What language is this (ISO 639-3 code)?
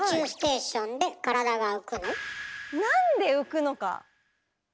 jpn